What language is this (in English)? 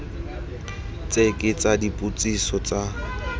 Tswana